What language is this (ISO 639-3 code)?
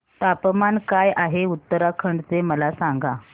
mar